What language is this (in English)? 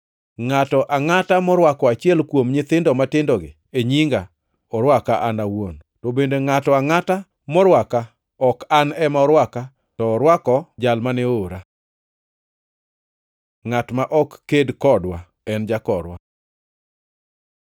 Luo (Kenya and Tanzania)